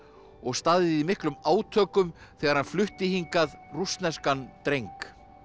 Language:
Icelandic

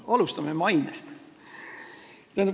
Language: Estonian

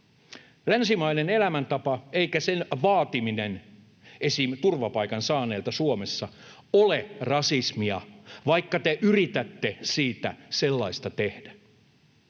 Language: Finnish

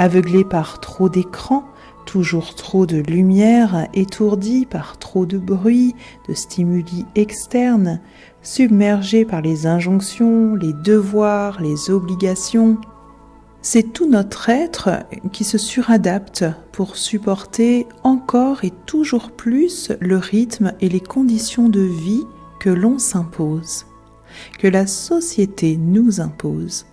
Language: French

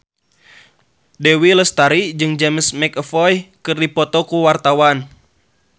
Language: Sundanese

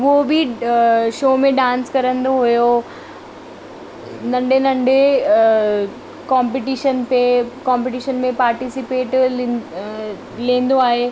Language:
Sindhi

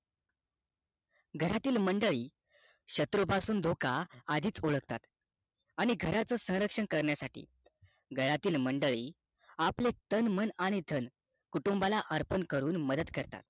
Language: Marathi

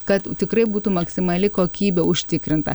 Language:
Lithuanian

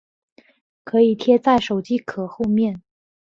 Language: Chinese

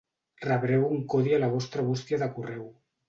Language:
Catalan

